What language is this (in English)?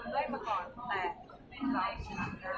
Thai